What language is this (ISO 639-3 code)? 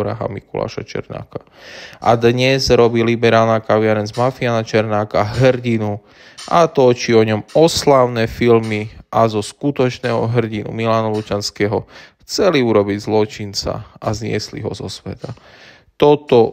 slk